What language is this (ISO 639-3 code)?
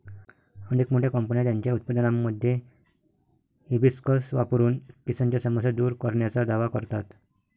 mar